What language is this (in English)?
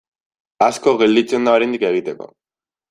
Basque